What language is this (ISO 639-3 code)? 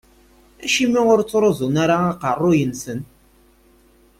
kab